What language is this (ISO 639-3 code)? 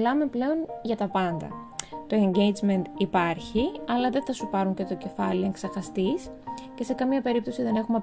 ell